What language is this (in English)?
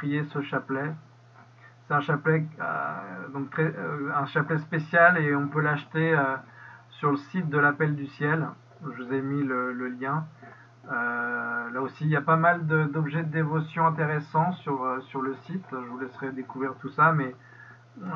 French